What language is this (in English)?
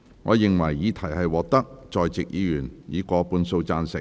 Cantonese